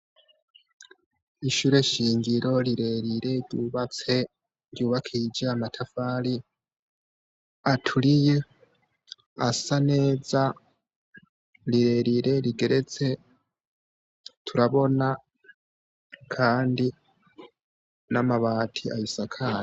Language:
Rundi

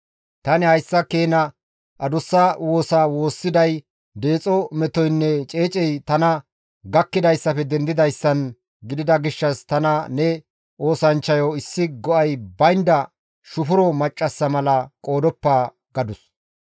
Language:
Gamo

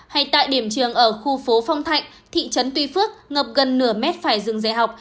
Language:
Vietnamese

